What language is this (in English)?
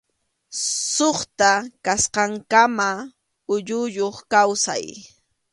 Arequipa-La Unión Quechua